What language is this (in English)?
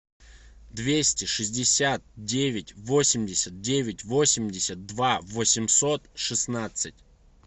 Russian